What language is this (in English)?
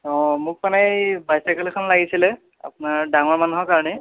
Assamese